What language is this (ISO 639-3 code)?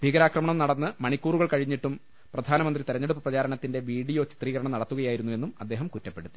mal